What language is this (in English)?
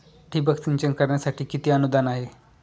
Marathi